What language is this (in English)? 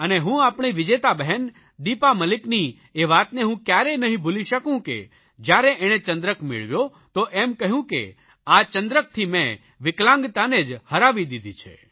Gujarati